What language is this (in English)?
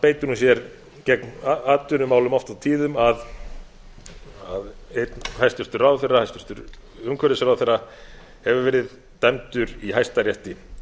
Icelandic